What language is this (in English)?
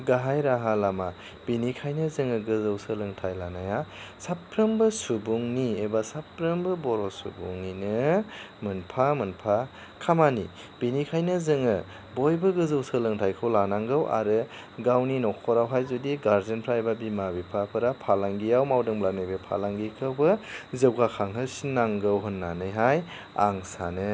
Bodo